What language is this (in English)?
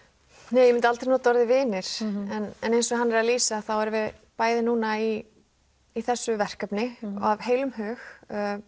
Icelandic